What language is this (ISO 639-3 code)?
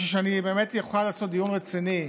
heb